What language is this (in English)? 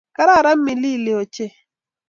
Kalenjin